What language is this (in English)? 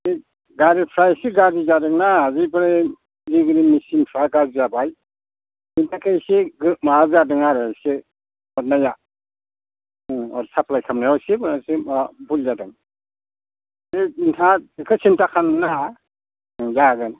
Bodo